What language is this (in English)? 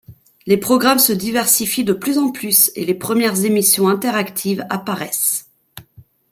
French